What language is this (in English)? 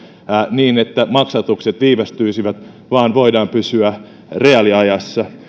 Finnish